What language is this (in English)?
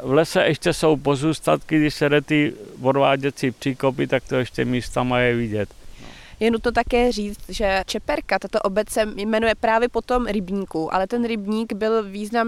Czech